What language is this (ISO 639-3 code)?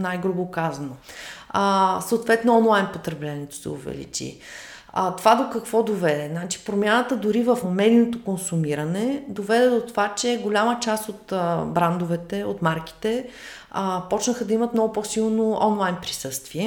bul